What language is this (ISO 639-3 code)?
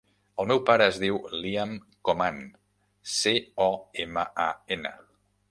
cat